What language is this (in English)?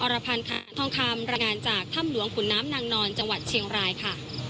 Thai